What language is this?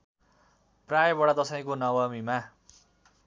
Nepali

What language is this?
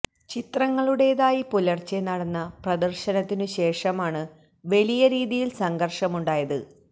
Malayalam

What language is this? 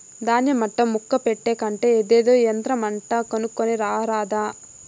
Telugu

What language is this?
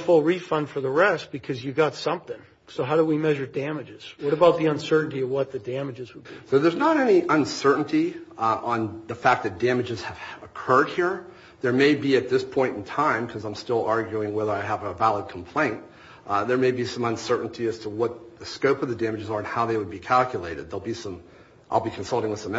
English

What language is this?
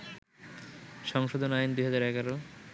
Bangla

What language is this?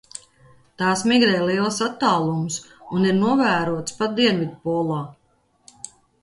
Latvian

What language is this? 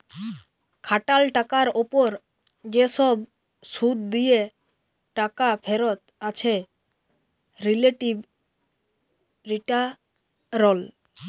Bangla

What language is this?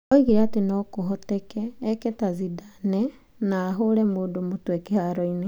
Kikuyu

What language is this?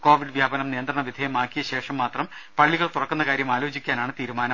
Malayalam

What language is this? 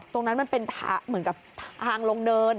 Thai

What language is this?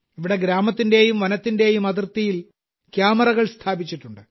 Malayalam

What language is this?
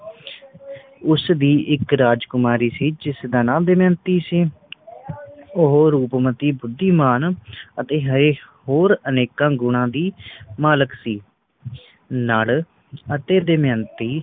Punjabi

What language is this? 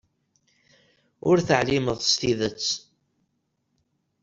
Kabyle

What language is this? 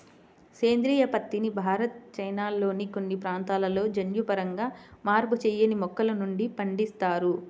Telugu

